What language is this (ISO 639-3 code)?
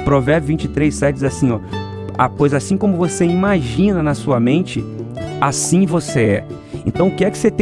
por